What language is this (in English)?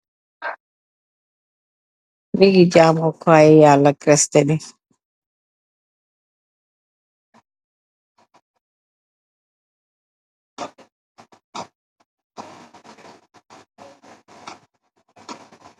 Wolof